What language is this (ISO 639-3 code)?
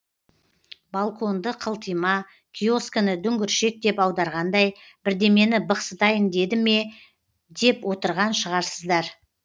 kaz